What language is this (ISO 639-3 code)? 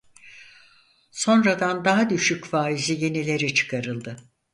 tur